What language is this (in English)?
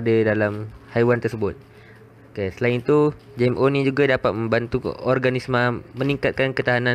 Malay